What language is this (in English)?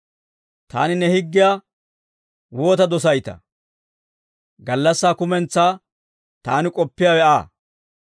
Dawro